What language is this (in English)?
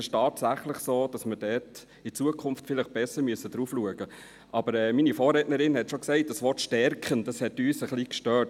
Swiss German